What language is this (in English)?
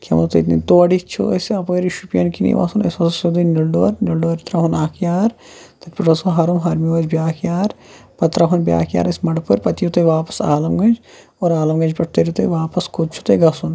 Kashmiri